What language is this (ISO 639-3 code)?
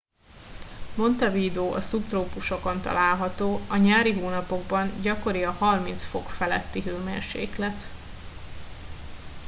hun